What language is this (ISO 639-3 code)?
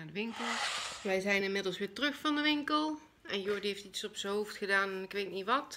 nld